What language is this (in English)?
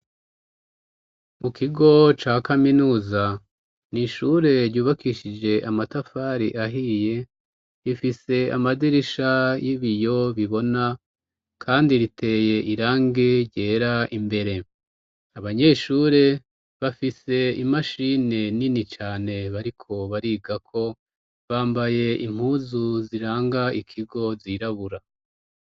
Rundi